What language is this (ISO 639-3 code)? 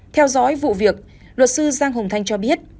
vie